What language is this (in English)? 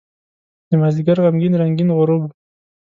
Pashto